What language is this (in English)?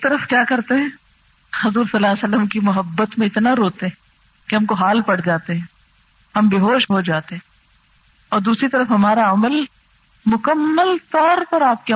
Urdu